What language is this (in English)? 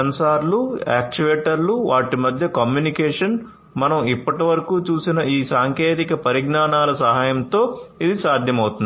Telugu